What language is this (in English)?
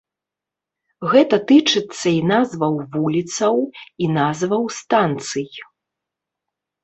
Belarusian